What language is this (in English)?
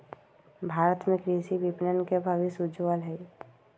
Magahi